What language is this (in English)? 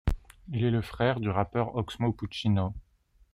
French